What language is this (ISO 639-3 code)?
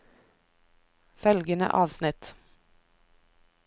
nor